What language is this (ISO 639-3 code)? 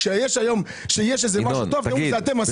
heb